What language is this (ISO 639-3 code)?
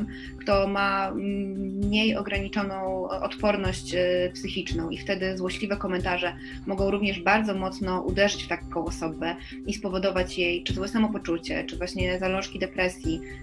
pol